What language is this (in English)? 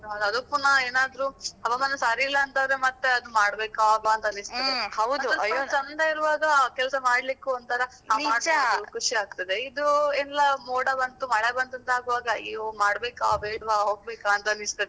Kannada